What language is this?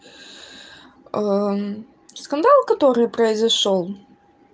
Russian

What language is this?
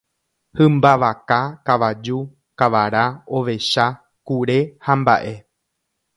Guarani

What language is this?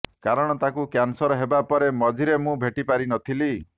Odia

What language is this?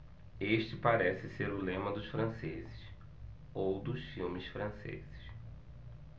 Portuguese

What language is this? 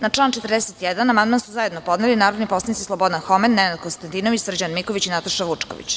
Serbian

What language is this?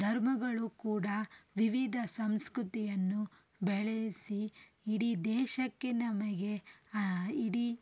Kannada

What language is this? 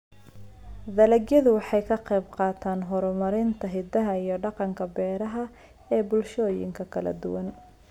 Somali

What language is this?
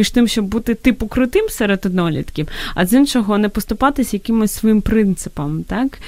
Ukrainian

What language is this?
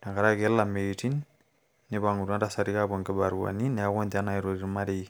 Masai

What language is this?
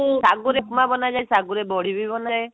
Odia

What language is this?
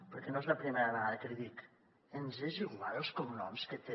Catalan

